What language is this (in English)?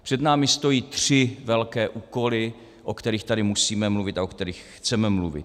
Czech